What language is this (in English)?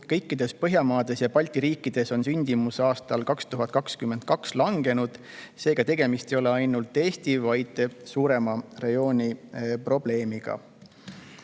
Estonian